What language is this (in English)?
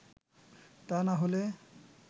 Bangla